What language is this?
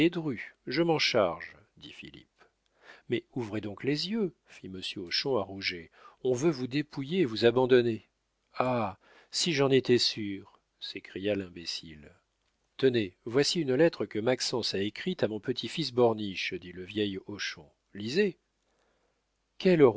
French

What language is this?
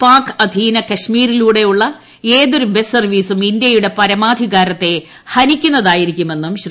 Malayalam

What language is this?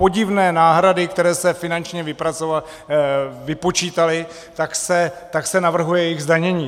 Czech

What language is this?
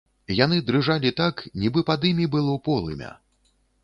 Belarusian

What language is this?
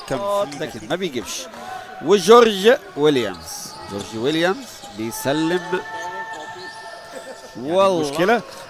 Arabic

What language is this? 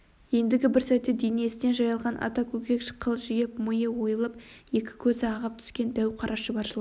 Kazakh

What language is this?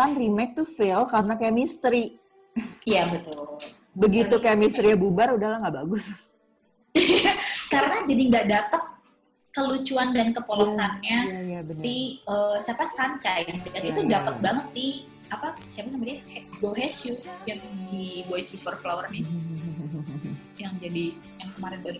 Indonesian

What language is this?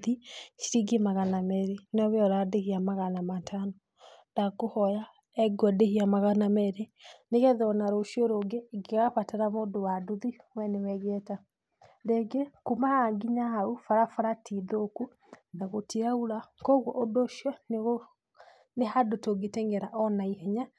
Kikuyu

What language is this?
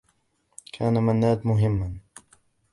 Arabic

